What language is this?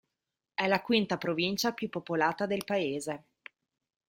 Italian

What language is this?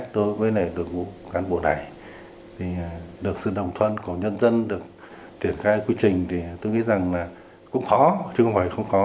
Vietnamese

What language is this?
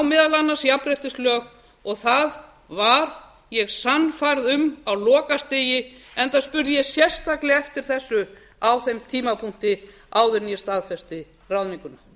Icelandic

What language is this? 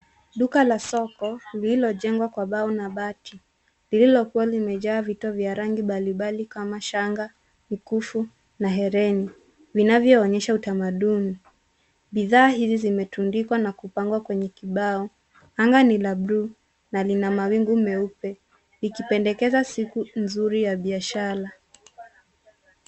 Swahili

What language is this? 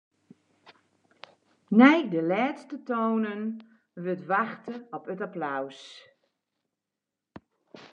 Western Frisian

